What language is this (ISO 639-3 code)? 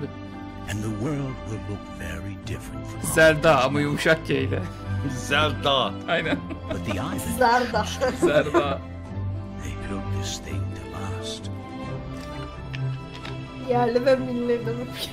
tur